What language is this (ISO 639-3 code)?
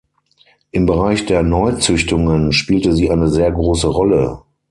deu